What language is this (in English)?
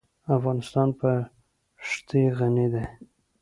Pashto